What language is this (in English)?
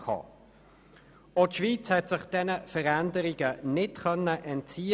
Swiss German